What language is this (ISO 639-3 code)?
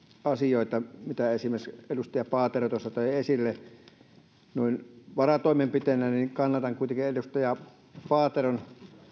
fin